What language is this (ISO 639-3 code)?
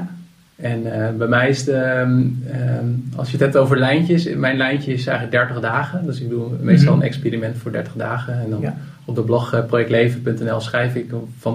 nld